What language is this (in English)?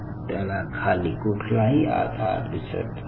Marathi